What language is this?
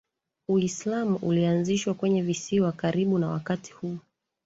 Swahili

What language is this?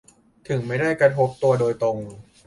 Thai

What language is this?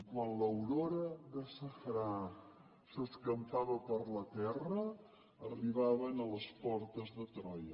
Catalan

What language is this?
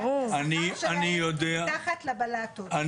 Hebrew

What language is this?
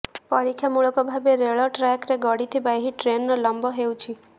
Odia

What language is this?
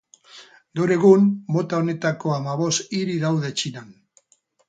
Basque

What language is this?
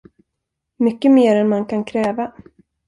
Swedish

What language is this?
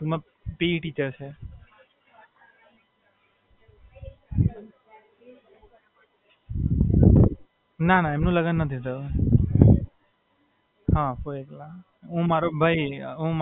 Gujarati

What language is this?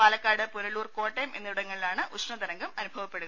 Malayalam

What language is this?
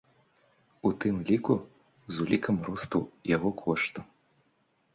Belarusian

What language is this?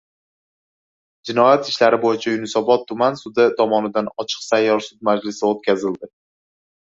Uzbek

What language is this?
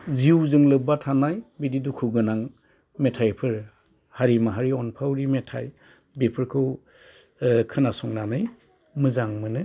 Bodo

